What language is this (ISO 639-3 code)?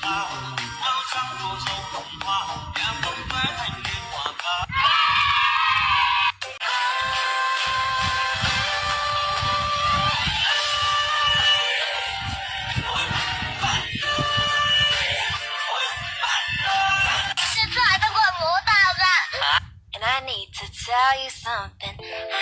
vie